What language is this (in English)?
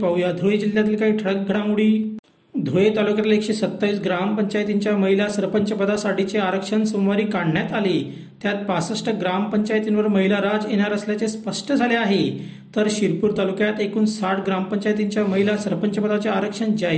Marathi